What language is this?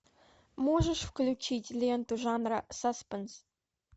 Russian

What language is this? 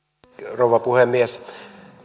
Finnish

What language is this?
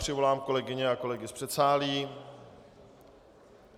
Czech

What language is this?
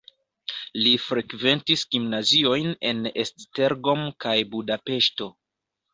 Esperanto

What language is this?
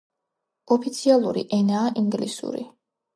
Georgian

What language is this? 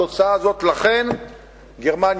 Hebrew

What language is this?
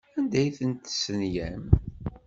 Kabyle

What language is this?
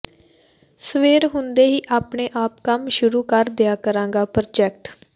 Punjabi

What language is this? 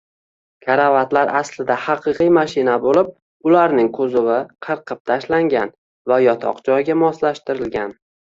Uzbek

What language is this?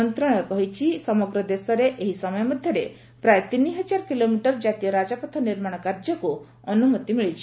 Odia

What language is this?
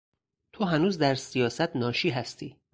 Persian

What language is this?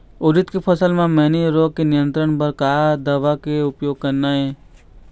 Chhattisgarhi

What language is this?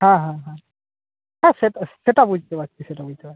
Bangla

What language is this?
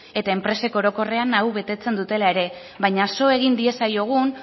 Basque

